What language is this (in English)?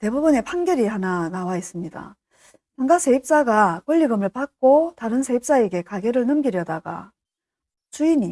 Korean